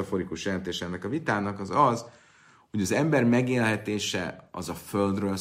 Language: Hungarian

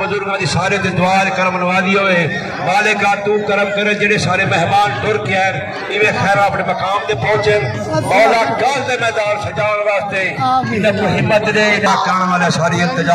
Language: Arabic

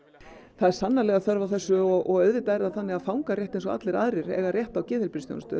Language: Icelandic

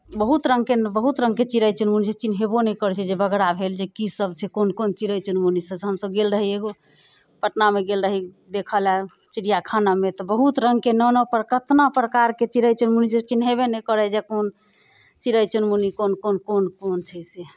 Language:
Maithili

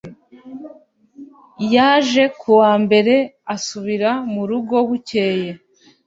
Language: Kinyarwanda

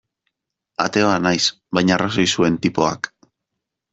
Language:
Basque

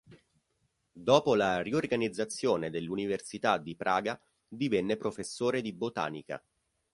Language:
Italian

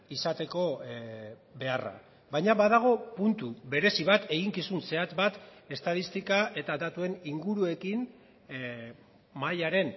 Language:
Basque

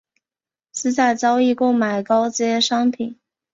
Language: Chinese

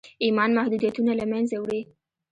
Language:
Pashto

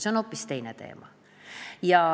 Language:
Estonian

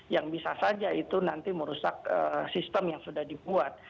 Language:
Indonesian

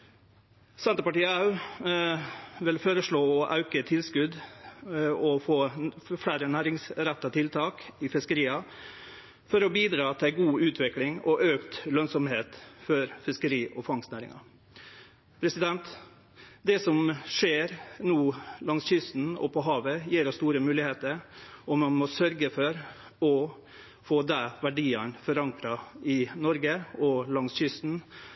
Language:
Norwegian Nynorsk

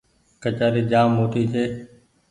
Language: Goaria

